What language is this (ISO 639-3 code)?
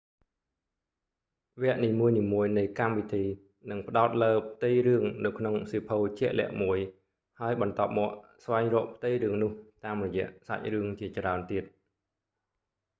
khm